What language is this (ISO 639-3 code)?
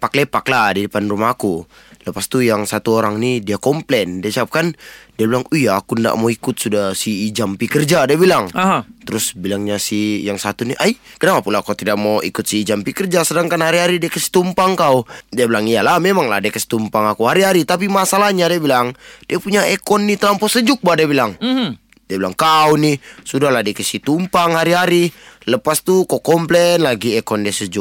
msa